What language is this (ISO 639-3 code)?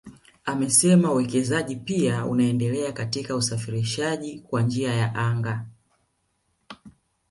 swa